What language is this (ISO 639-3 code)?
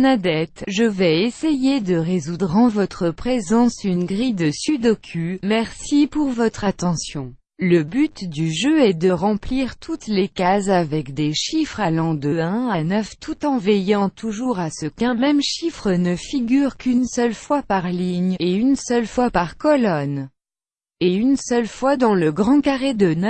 fra